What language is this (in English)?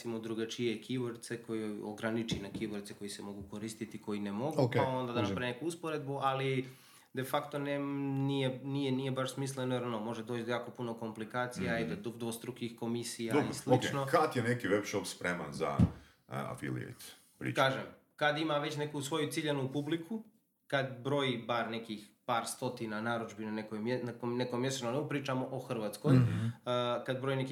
Croatian